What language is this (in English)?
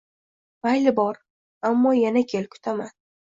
Uzbek